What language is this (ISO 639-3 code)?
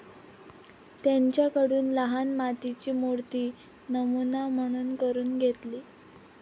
mar